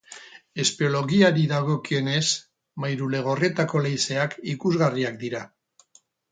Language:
Basque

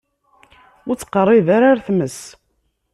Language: Kabyle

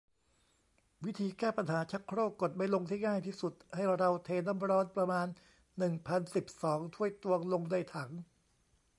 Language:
Thai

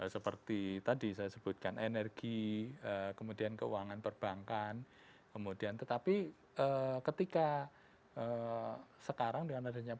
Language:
Indonesian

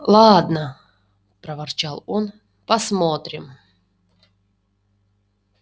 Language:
Russian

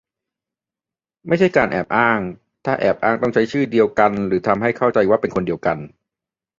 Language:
Thai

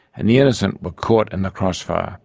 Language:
English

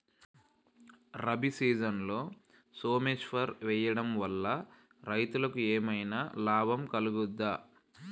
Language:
Telugu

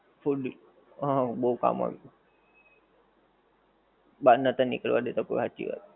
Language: Gujarati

